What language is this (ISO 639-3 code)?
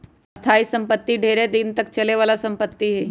mag